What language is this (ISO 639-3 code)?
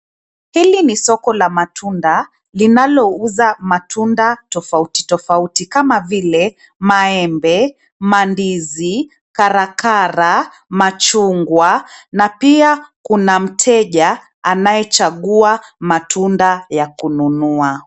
swa